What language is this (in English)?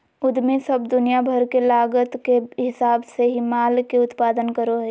Magahi